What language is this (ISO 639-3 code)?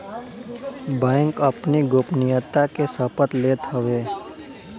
bho